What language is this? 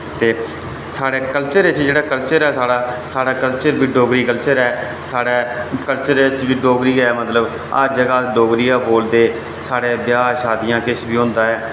Dogri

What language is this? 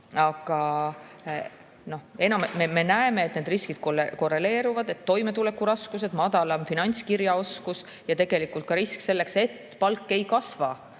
Estonian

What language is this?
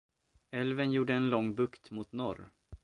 Swedish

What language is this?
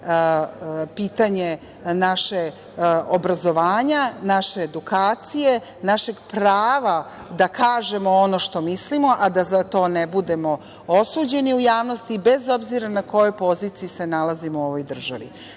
Serbian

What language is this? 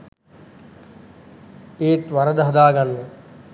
Sinhala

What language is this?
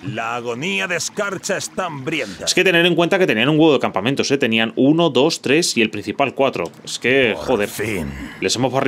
Spanish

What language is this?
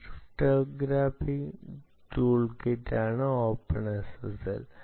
Malayalam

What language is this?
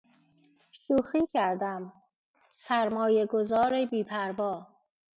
Persian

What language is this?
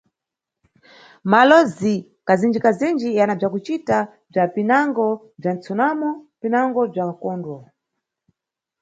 Nyungwe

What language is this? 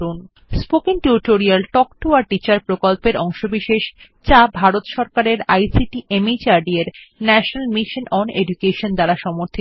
Bangla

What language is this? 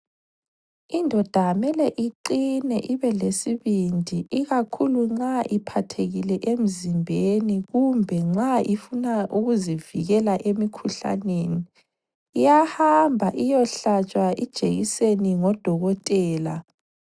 North Ndebele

